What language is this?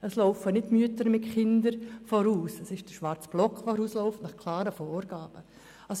Swiss German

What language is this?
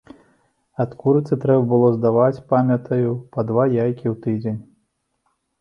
Belarusian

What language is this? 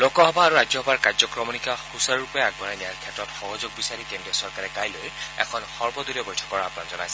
Assamese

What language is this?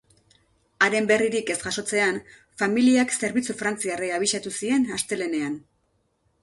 Basque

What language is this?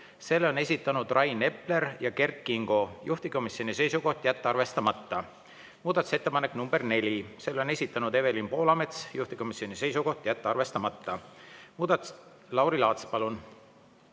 Estonian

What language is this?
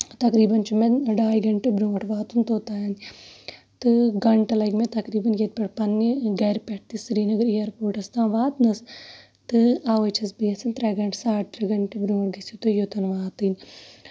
Kashmiri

